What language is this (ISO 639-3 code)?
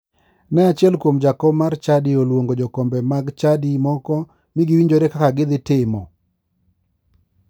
luo